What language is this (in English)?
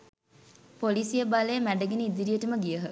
Sinhala